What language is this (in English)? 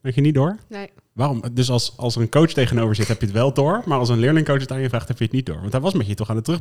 Dutch